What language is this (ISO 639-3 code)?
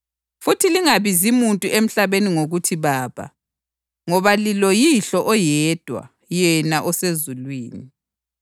nde